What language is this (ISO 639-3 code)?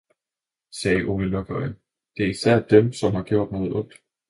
dan